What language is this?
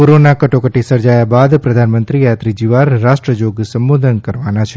Gujarati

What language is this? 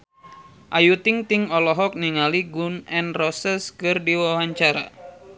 Sundanese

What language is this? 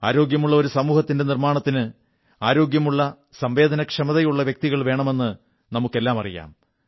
Malayalam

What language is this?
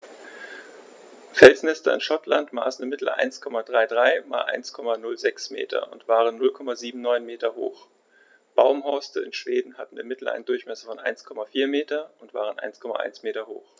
German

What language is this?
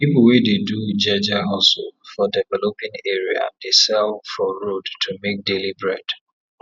Nigerian Pidgin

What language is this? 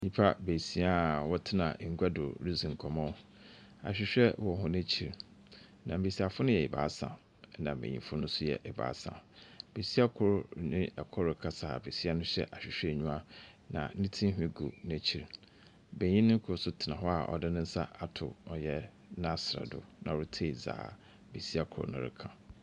Akan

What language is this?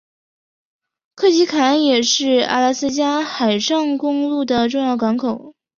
Chinese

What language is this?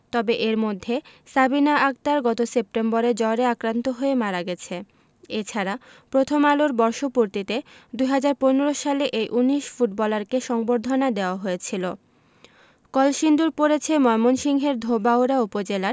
Bangla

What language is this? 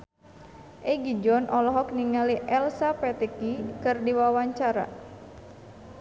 Sundanese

